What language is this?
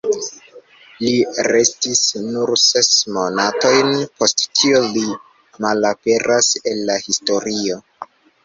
Esperanto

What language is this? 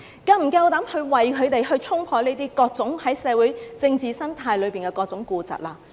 Cantonese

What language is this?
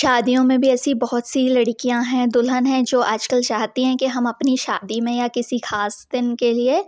Hindi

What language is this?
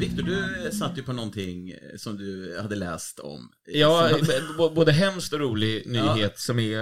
Swedish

